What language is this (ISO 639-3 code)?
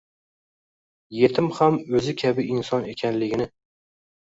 uzb